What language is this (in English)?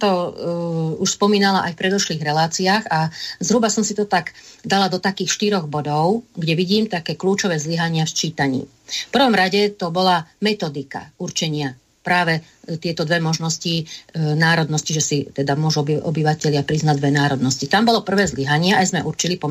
Slovak